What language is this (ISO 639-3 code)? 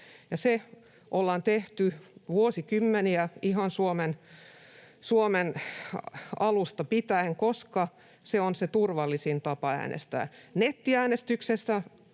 fin